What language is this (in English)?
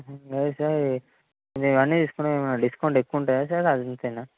Telugu